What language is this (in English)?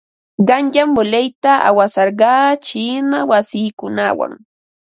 Ambo-Pasco Quechua